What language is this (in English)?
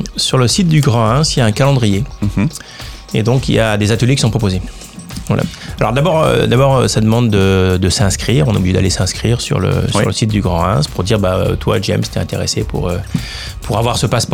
French